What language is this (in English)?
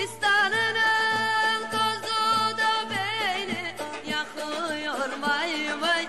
Turkish